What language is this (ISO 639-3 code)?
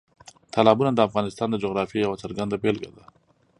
pus